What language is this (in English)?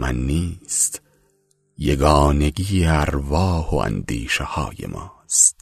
Persian